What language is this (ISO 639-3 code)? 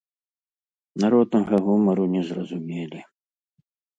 bel